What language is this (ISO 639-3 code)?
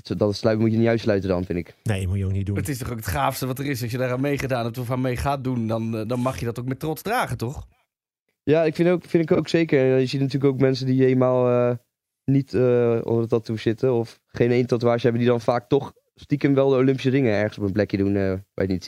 nld